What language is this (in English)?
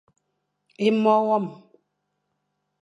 Fang